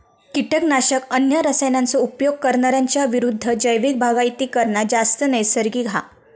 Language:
Marathi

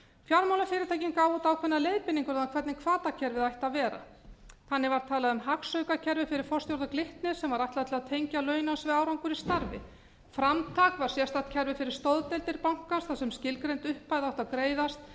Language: Icelandic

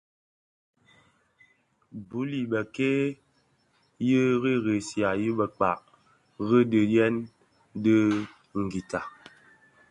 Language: Bafia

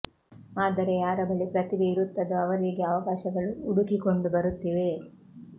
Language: Kannada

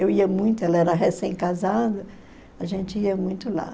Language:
Portuguese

